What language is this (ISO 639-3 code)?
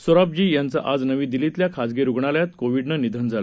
mar